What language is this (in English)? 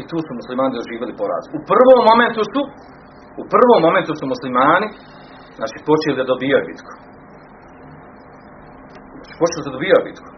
Croatian